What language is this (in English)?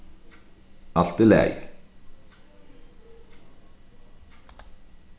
Faroese